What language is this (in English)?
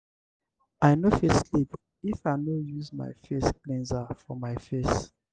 Nigerian Pidgin